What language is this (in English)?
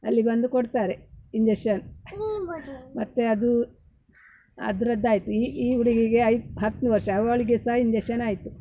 Kannada